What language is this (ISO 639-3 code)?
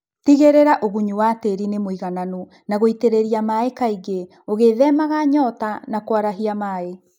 kik